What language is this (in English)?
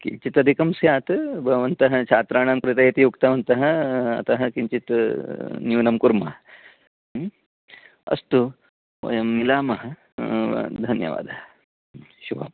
Sanskrit